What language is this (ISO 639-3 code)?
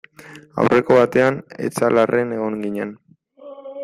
eus